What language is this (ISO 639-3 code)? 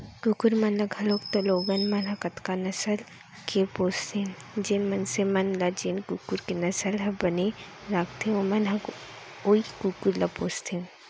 hne